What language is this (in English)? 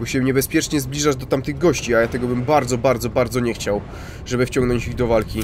Polish